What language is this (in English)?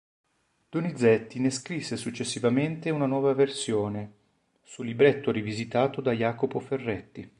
Italian